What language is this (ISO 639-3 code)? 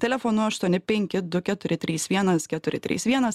lit